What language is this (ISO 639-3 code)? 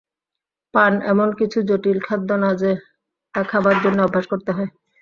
ben